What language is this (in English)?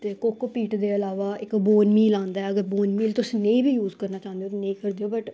Dogri